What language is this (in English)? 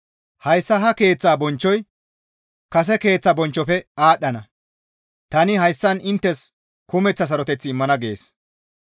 Gamo